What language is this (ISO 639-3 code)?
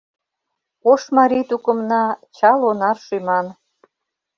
chm